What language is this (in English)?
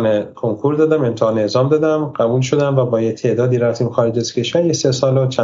Persian